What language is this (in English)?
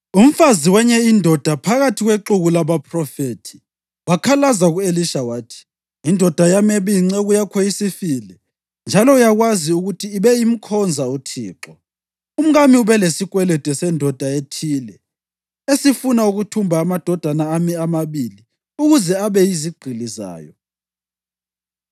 North Ndebele